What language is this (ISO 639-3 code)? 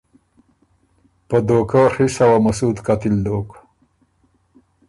oru